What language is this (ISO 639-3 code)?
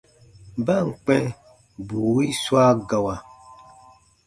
bba